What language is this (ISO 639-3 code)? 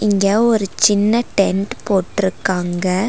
tam